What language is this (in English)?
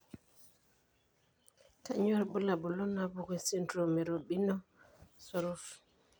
Masai